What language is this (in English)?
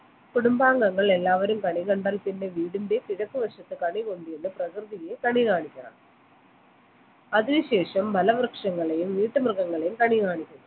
Malayalam